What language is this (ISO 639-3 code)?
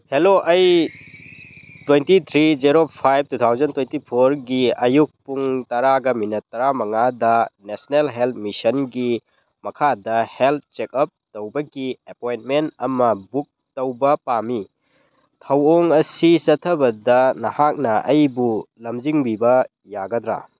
mni